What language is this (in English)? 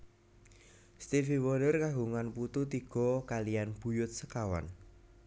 Javanese